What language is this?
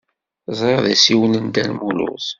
Kabyle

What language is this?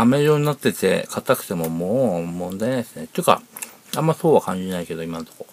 Japanese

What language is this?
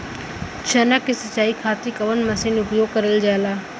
Bhojpuri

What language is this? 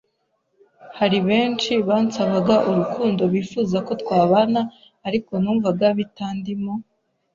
Kinyarwanda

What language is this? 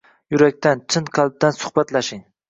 Uzbek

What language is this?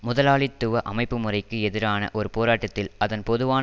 Tamil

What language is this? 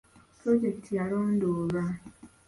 Ganda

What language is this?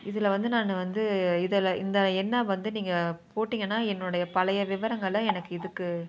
Tamil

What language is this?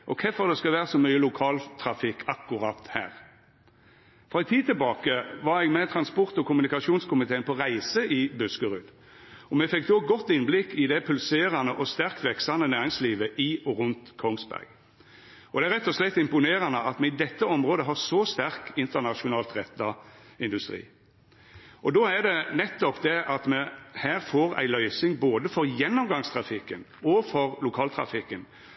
Norwegian Nynorsk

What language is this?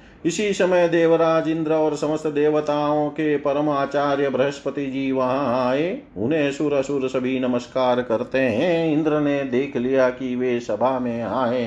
Hindi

